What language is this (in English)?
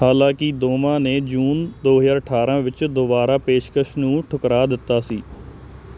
Punjabi